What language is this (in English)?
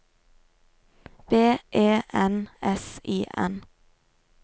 Norwegian